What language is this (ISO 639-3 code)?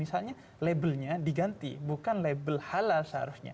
ind